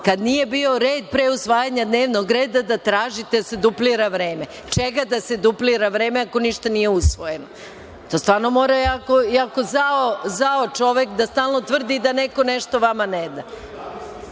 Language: Serbian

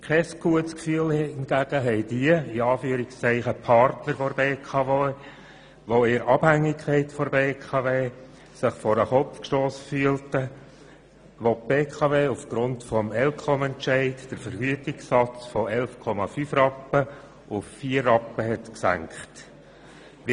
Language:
Swiss German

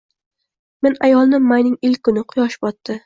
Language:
Uzbek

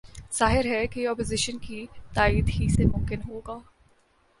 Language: Urdu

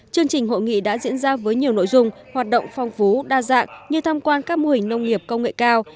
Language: Vietnamese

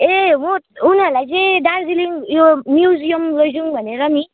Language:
Nepali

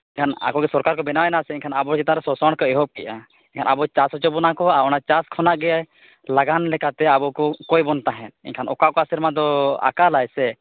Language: Santali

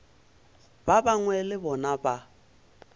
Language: Northern Sotho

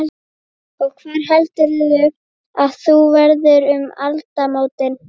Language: Icelandic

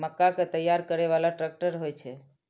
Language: Maithili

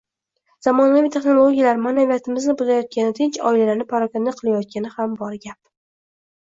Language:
Uzbek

